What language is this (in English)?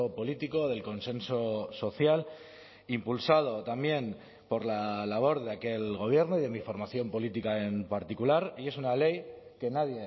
Spanish